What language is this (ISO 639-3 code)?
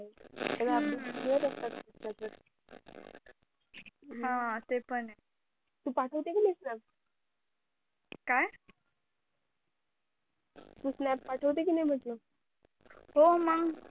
mar